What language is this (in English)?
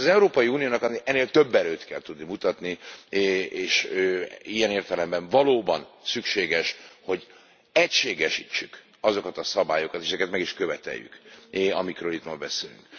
Hungarian